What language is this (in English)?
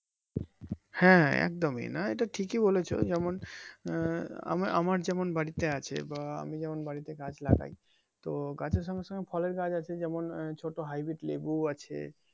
Bangla